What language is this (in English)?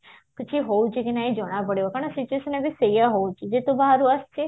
Odia